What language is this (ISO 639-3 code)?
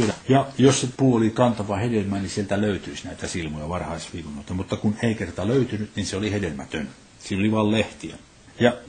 fin